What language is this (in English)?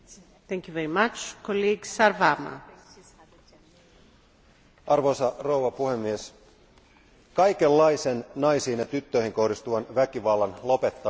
Finnish